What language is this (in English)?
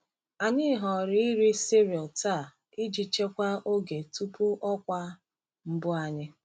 Igbo